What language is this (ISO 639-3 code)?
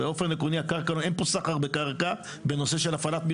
heb